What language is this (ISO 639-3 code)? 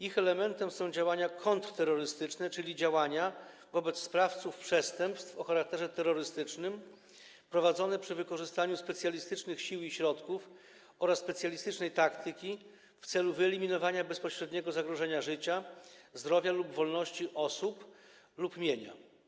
pol